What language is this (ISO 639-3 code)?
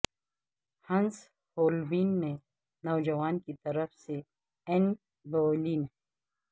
urd